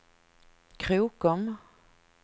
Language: Swedish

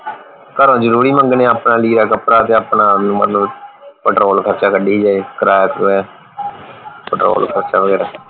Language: Punjabi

